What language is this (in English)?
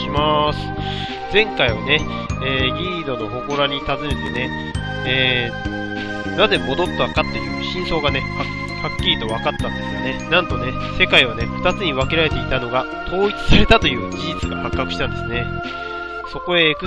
Japanese